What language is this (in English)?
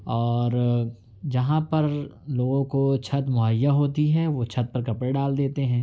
Urdu